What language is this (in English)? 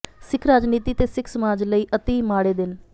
Punjabi